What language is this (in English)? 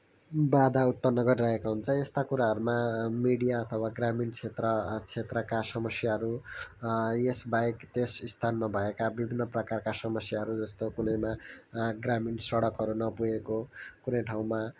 Nepali